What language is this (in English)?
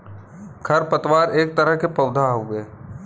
Bhojpuri